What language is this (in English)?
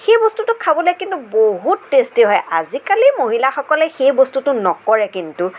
Assamese